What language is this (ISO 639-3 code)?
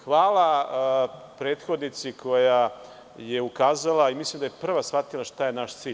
srp